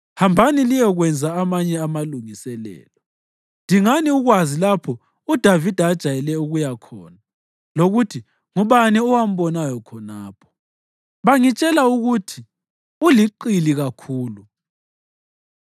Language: North Ndebele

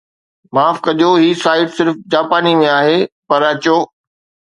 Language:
Sindhi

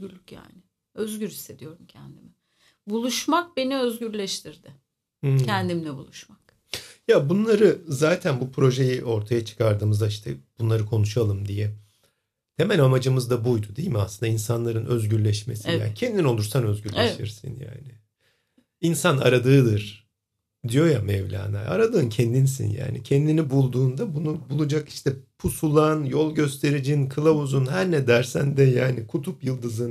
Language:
Turkish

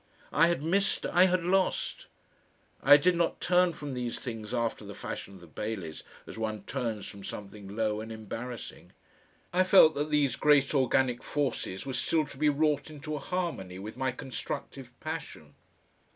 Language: English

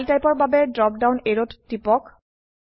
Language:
Assamese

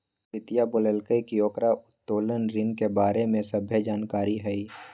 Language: Magahi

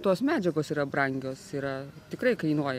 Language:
Lithuanian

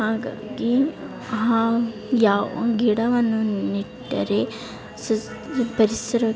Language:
Kannada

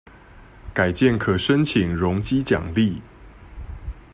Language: Chinese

